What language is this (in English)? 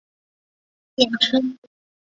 Chinese